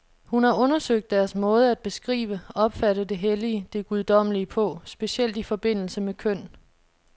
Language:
Danish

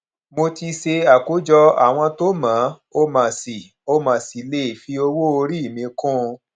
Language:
Yoruba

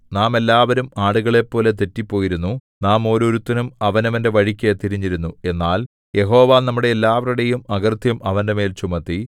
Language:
Malayalam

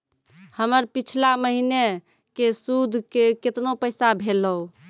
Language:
Maithili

